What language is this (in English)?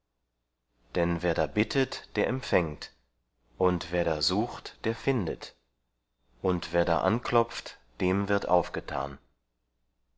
German